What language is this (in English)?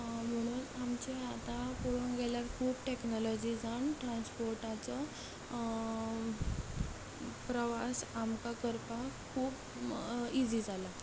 Konkani